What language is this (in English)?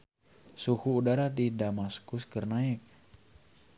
Sundanese